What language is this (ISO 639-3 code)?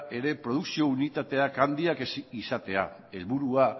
eus